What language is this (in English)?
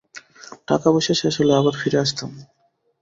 Bangla